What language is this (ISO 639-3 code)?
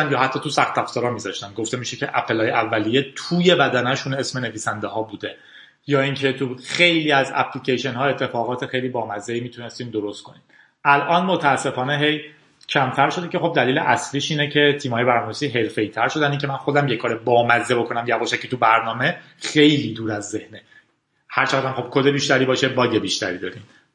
fas